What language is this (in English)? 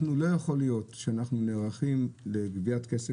Hebrew